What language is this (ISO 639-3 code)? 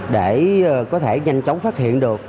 vie